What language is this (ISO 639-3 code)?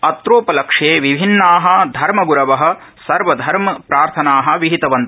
san